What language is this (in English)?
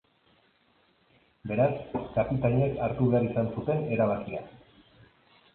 Basque